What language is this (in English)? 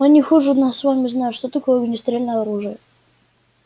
Russian